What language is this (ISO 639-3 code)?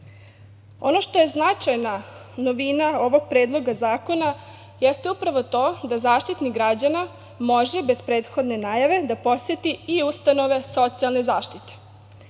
srp